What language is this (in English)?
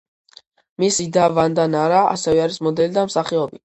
Georgian